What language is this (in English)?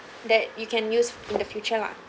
English